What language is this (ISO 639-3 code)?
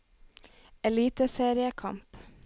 nor